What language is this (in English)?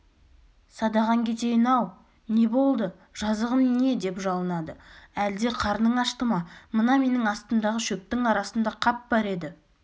Kazakh